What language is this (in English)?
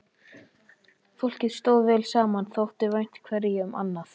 Icelandic